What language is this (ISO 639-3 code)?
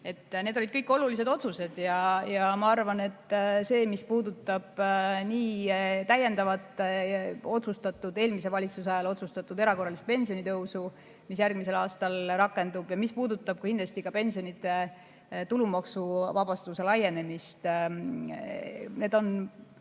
est